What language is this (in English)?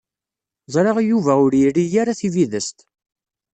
Kabyle